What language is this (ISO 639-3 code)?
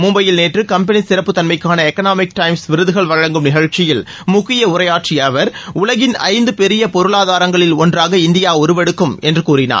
tam